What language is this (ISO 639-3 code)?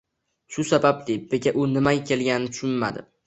uzb